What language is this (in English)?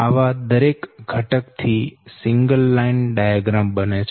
Gujarati